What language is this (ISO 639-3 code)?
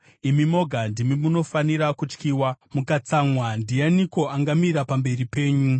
sna